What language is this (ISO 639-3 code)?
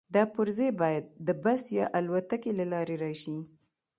pus